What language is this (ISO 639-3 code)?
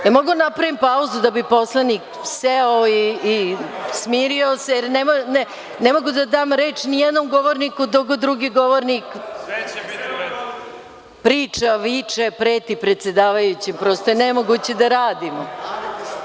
srp